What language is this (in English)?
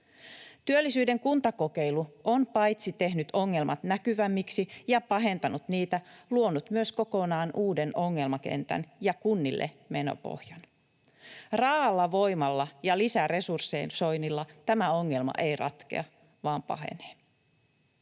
Finnish